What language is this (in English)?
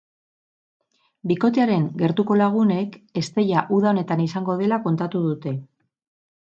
Basque